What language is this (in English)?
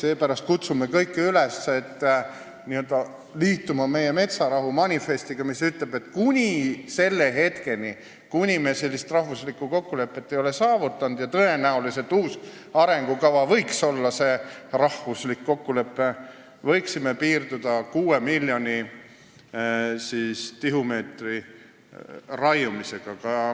Estonian